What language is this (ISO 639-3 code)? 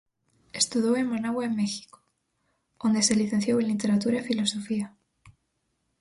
glg